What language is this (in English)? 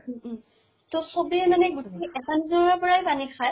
Assamese